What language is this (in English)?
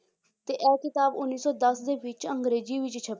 Punjabi